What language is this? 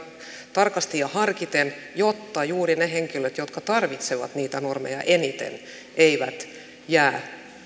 Finnish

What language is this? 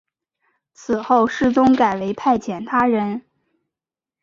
Chinese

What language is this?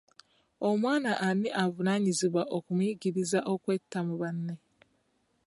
Ganda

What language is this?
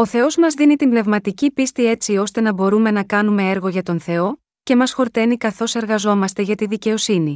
Greek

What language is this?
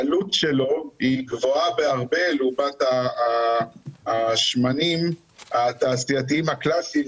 Hebrew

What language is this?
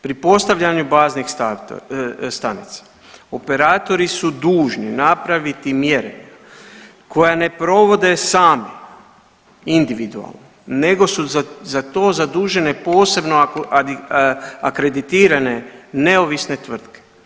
Croatian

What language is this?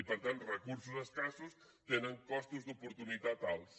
Catalan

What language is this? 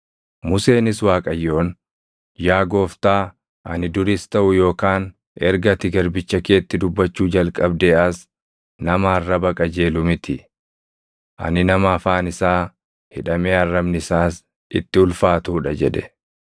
Oromo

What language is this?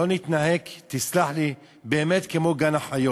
Hebrew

